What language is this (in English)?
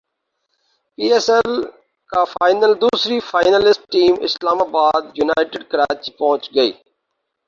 Urdu